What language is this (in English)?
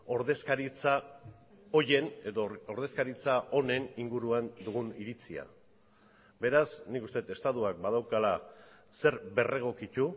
Basque